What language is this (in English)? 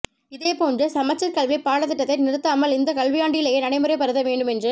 Tamil